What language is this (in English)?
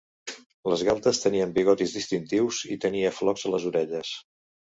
Catalan